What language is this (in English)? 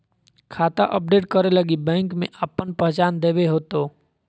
Magahi